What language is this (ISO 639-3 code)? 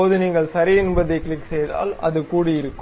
tam